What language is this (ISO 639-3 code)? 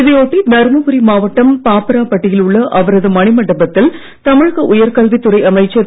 tam